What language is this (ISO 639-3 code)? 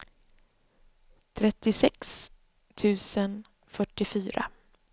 swe